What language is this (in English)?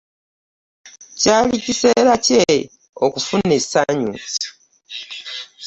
Ganda